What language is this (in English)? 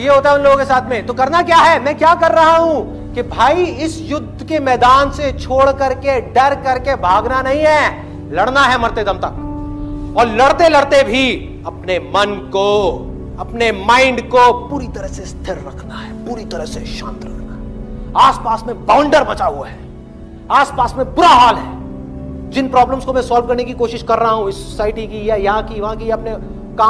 Hindi